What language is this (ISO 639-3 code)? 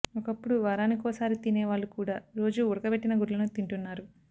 tel